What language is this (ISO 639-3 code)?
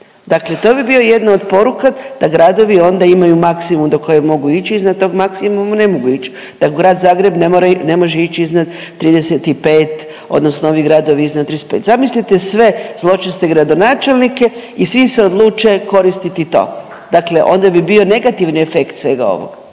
hrv